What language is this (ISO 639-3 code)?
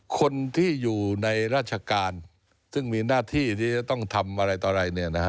tha